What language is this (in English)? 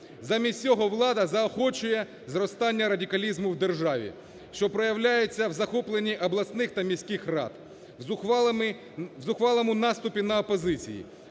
Ukrainian